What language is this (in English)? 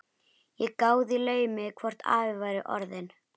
Icelandic